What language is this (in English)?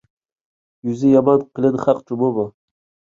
Uyghur